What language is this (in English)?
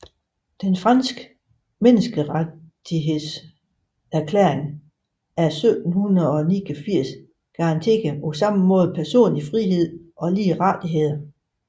Danish